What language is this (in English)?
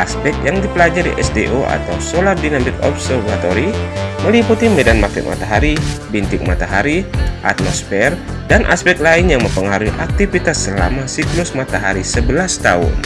Indonesian